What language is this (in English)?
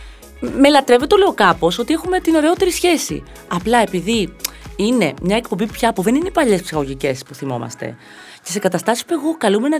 Greek